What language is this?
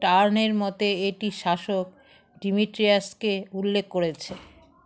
Bangla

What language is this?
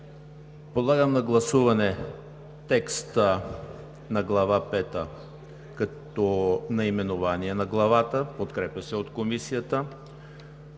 Bulgarian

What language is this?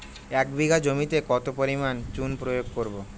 Bangla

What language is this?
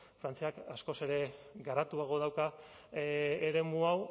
Basque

